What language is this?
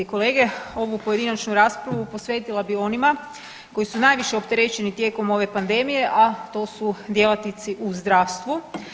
Croatian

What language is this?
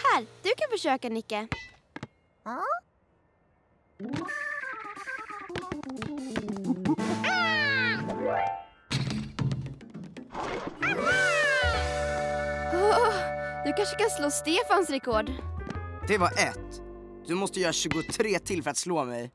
Swedish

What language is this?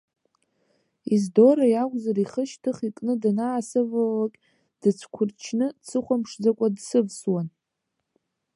Abkhazian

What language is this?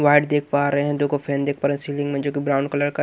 Hindi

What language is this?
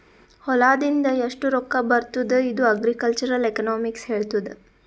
Kannada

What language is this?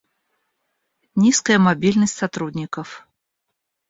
Russian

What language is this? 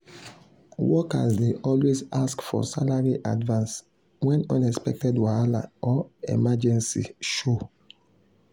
Nigerian Pidgin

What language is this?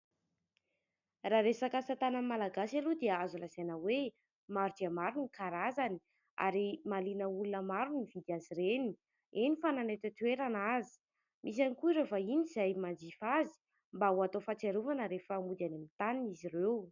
Malagasy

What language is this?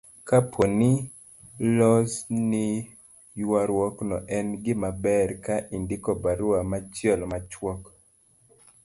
Luo (Kenya and Tanzania)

